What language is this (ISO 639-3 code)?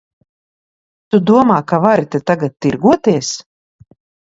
lav